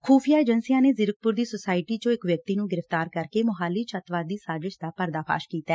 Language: Punjabi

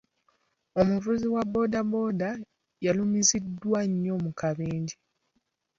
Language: Ganda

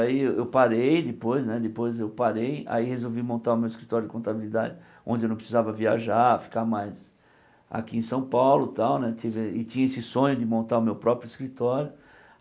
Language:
Portuguese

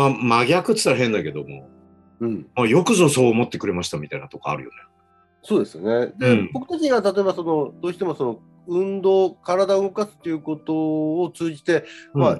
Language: Japanese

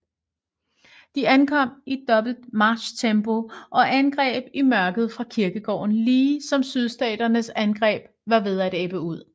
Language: Danish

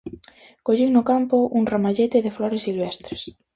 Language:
Galician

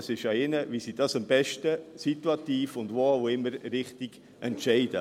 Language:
Swiss German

